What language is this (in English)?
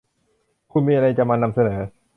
Thai